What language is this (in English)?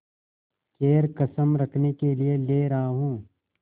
Hindi